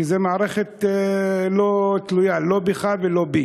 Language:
Hebrew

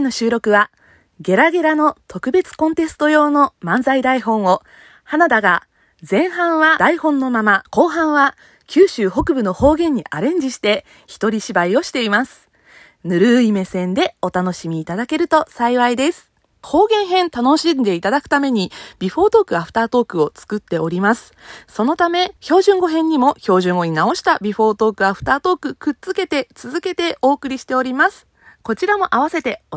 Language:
Japanese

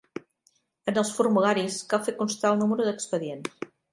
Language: Catalan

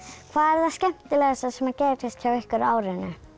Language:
Icelandic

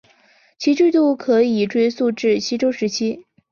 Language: Chinese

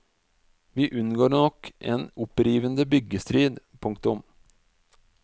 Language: Norwegian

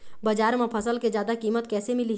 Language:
Chhattisgarhi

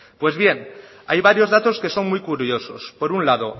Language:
Spanish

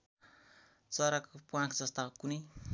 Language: Nepali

